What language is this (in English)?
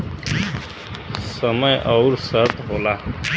Bhojpuri